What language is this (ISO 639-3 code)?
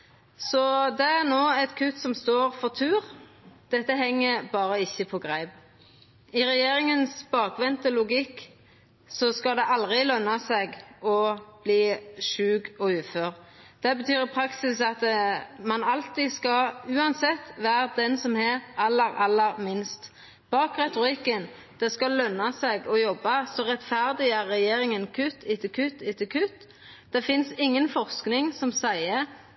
nno